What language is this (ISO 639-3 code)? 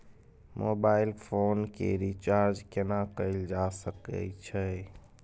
mai